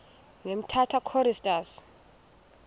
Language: Xhosa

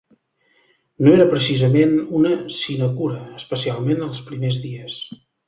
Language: Catalan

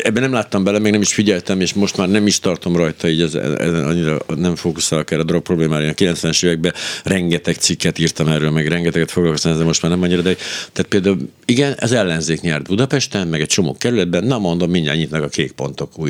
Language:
Hungarian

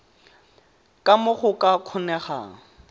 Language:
Tswana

